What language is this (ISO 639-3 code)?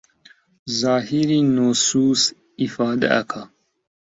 ckb